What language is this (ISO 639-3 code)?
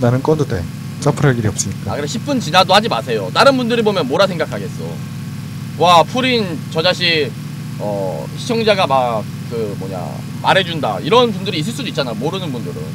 kor